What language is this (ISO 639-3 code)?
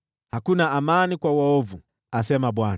swa